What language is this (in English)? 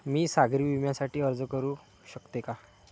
Marathi